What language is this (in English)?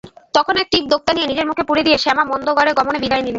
Bangla